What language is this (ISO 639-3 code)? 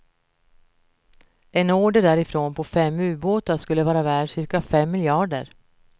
swe